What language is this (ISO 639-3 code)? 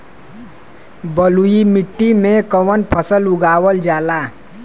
bho